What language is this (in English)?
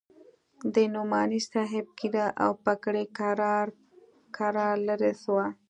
Pashto